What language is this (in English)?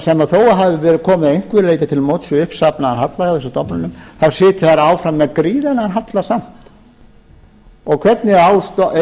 Icelandic